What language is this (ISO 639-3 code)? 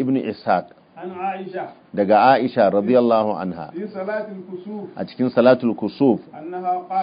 ara